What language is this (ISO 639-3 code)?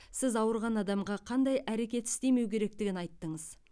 kaz